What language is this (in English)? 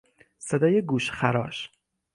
Persian